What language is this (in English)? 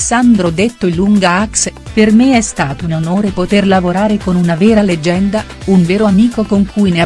Italian